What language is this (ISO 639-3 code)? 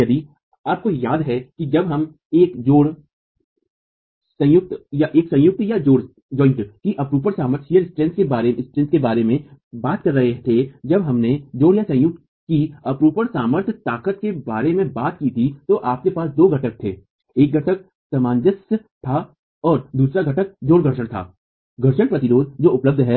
hin